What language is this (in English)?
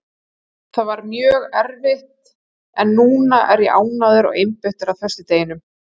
Icelandic